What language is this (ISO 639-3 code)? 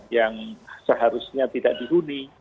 ind